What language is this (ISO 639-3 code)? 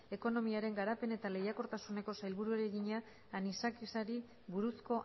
eus